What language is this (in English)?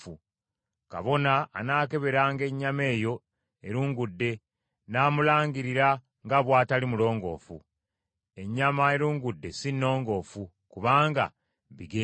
Ganda